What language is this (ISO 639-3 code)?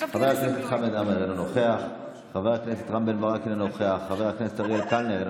heb